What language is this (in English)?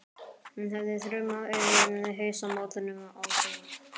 Icelandic